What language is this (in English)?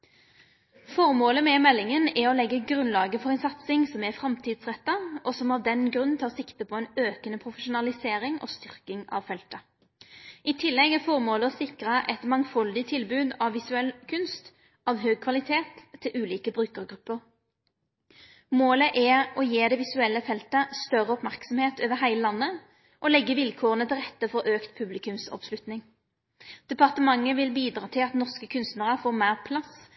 Norwegian Nynorsk